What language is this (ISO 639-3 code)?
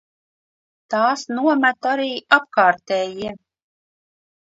lav